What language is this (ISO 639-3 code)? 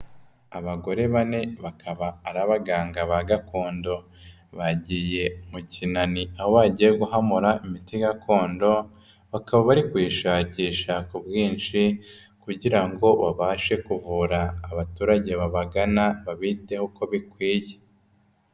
kin